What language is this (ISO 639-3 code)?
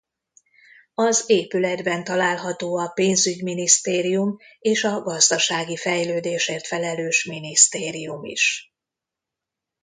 hun